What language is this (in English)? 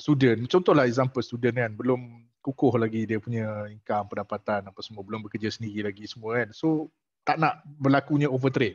Malay